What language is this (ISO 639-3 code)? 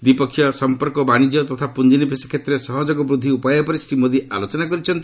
ori